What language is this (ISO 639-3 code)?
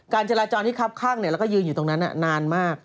tha